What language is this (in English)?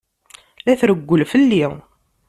Kabyle